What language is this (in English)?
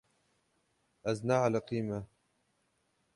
Kurdish